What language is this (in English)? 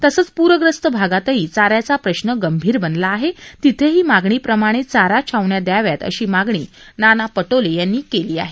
Marathi